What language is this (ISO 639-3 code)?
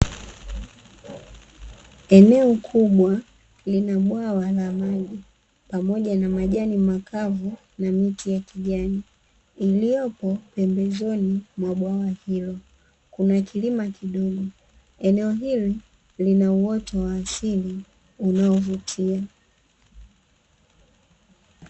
swa